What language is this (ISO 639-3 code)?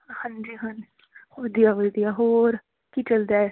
pan